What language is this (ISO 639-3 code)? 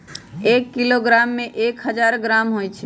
mag